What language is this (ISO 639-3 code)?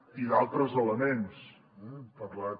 cat